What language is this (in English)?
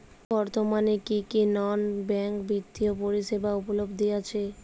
Bangla